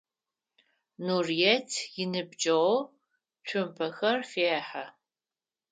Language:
Adyghe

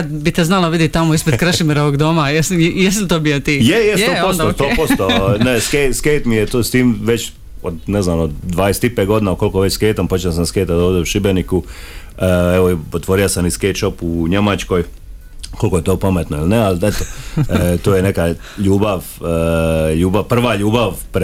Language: Croatian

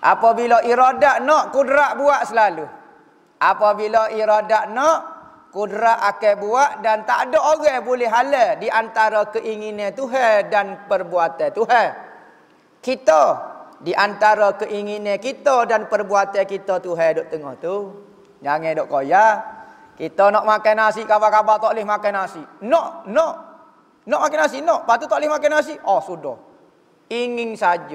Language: Malay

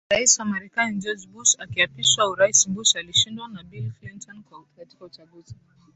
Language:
Swahili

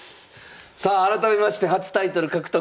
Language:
Japanese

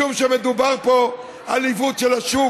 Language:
Hebrew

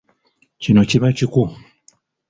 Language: Ganda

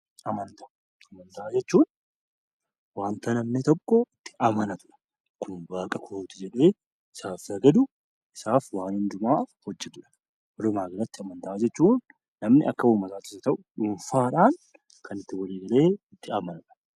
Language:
Oromo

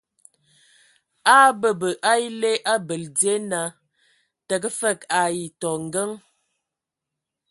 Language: Ewondo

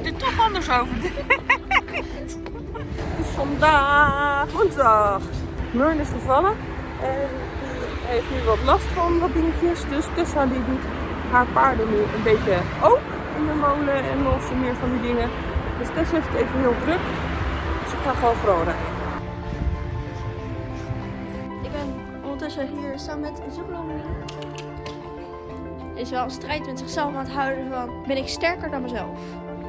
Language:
Dutch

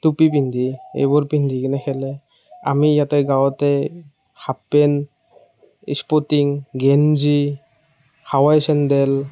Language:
Assamese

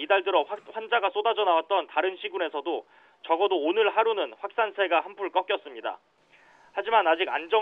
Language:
Korean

